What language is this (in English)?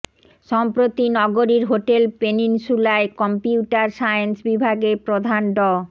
Bangla